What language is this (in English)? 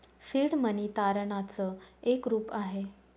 Marathi